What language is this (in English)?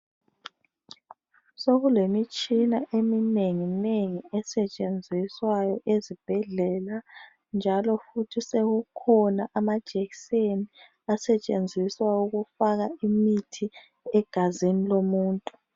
North Ndebele